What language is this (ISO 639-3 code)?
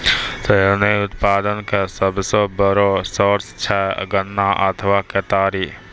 mai